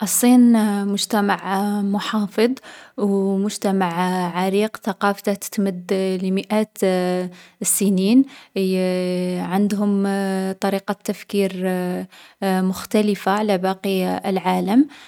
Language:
Algerian Arabic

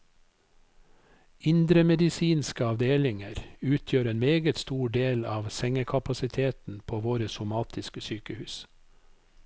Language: Norwegian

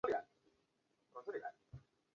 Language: Chinese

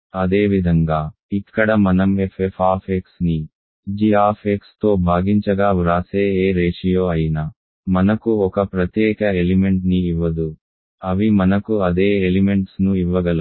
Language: Telugu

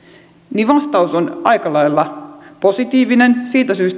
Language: Finnish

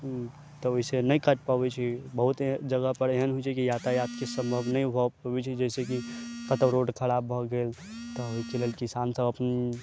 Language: Maithili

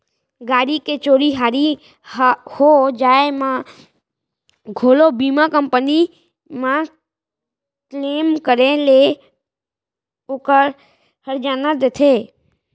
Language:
Chhattisgarhi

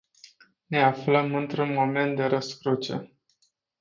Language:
Romanian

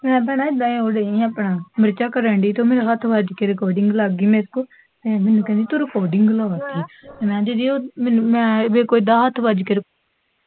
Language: Punjabi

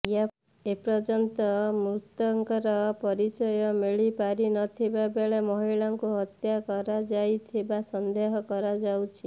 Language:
Odia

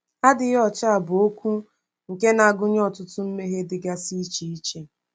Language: Igbo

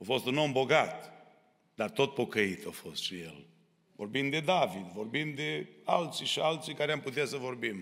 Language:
Romanian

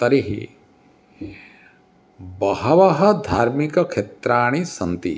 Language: Sanskrit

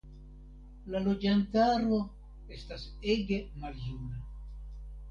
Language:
Esperanto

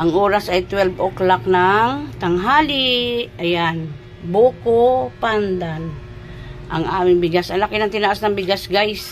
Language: Filipino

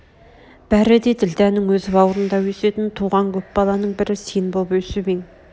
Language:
Kazakh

